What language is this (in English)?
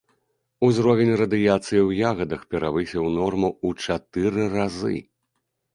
Belarusian